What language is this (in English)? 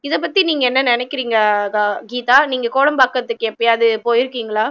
Tamil